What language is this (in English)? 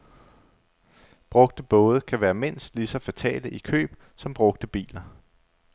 Danish